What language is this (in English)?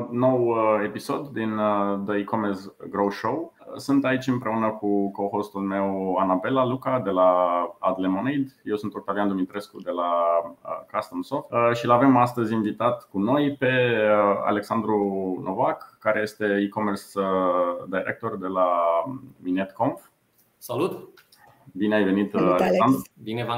Romanian